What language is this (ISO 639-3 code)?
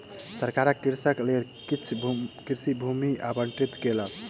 mai